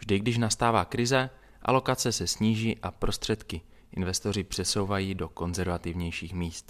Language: Czech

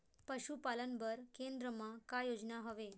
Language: Chhattisgarhi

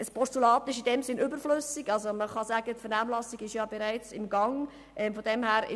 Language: Swiss German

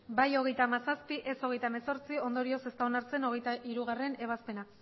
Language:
Basque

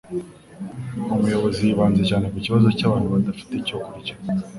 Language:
Kinyarwanda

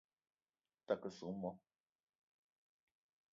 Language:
Eton (Cameroon)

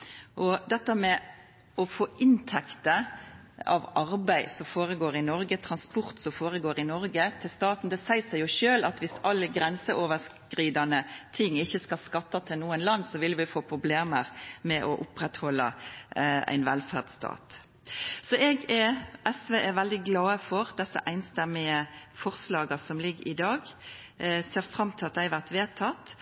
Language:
Norwegian Nynorsk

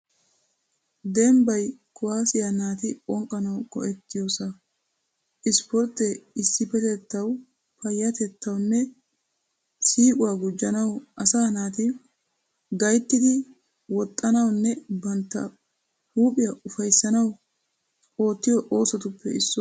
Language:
Wolaytta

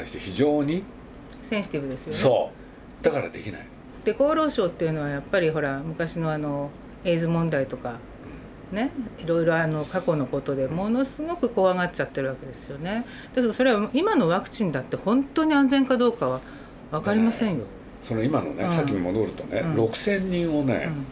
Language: Japanese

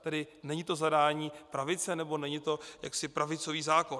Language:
Czech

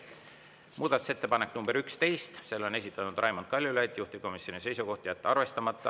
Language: Estonian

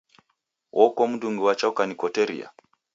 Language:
Taita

